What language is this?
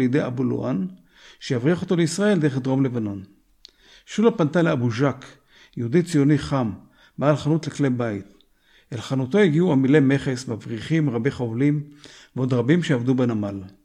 Hebrew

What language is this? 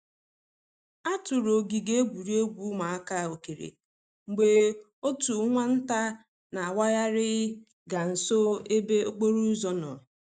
Igbo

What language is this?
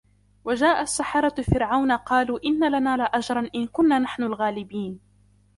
Arabic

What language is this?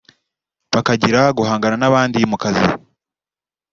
Kinyarwanda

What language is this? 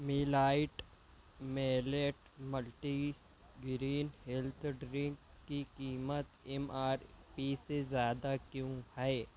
Urdu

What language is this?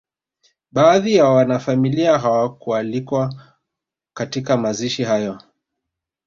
Swahili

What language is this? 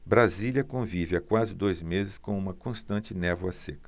Portuguese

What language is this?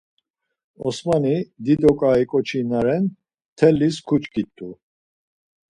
Laz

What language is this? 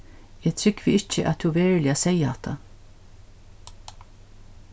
Faroese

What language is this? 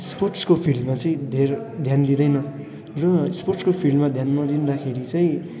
Nepali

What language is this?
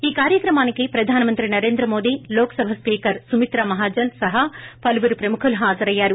Telugu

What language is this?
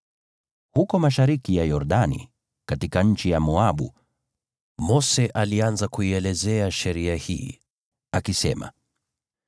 Swahili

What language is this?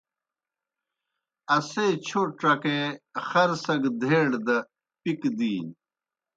Kohistani Shina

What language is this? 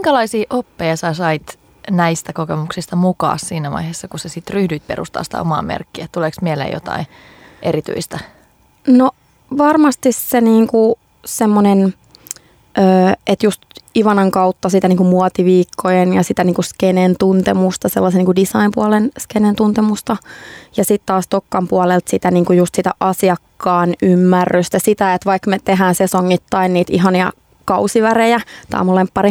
Finnish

